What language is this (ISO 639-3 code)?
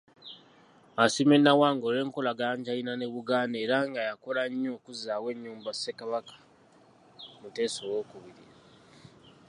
lug